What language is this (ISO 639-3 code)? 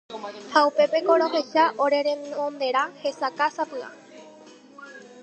grn